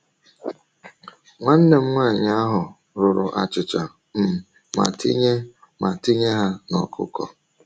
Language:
Igbo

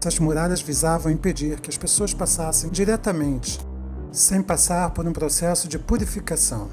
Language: Portuguese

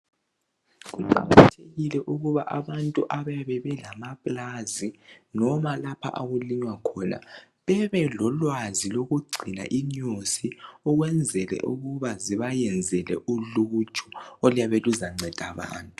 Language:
North Ndebele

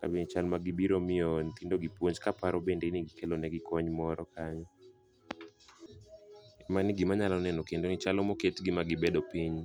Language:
Luo (Kenya and Tanzania)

